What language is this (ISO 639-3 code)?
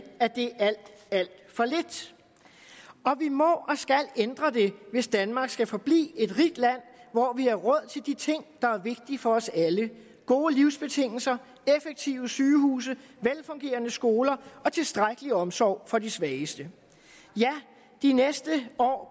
dan